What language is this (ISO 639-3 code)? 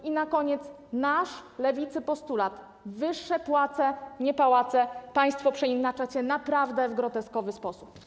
pol